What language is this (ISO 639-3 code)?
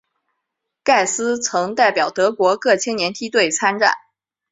zho